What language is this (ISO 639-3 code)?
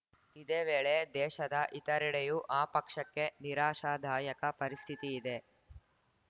kan